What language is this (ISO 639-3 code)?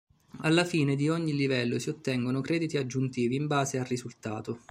ita